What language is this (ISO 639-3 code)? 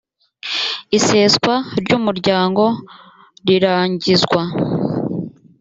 kin